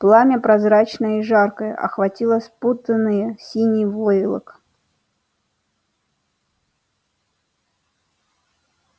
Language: Russian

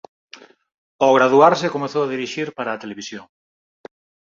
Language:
Galician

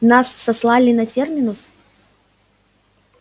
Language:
Russian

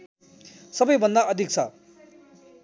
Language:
Nepali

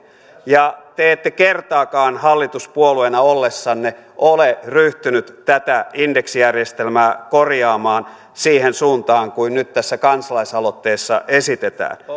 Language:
Finnish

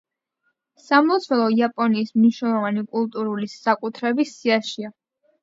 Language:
Georgian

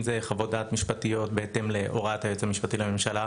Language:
Hebrew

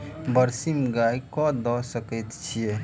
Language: Maithili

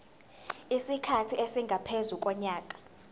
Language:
Zulu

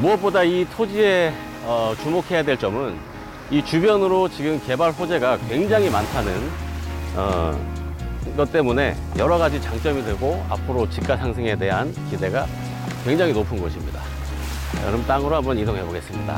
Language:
Korean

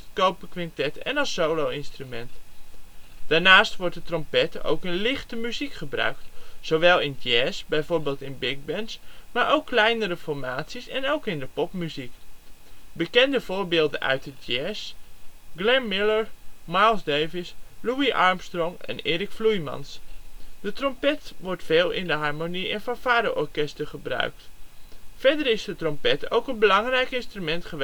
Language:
Dutch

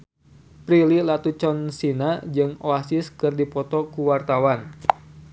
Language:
Sundanese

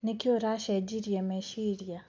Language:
Kikuyu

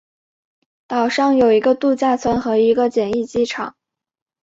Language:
Chinese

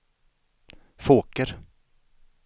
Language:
Swedish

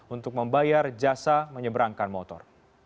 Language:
Indonesian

